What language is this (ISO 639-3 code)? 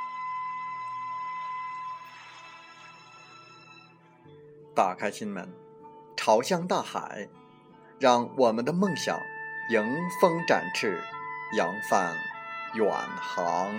zho